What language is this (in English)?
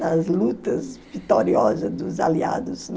Portuguese